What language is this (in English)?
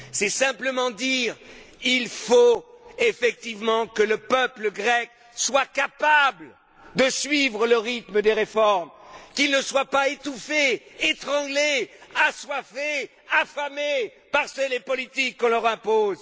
French